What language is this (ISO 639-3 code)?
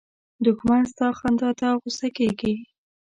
pus